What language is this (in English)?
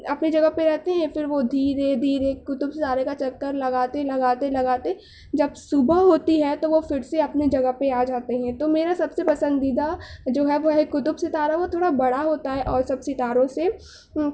Urdu